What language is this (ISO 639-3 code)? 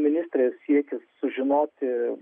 lit